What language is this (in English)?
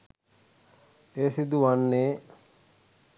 Sinhala